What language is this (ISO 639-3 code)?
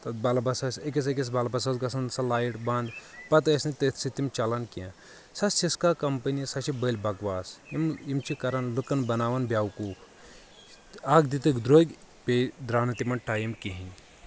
kas